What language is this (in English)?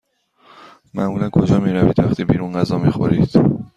Persian